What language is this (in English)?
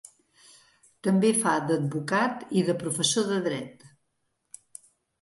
Catalan